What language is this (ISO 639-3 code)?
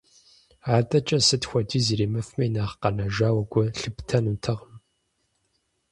kbd